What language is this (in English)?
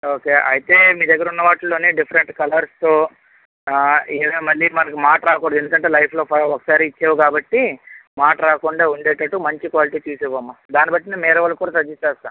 Telugu